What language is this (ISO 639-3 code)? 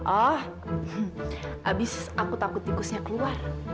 ind